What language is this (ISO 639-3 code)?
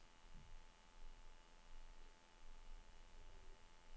nor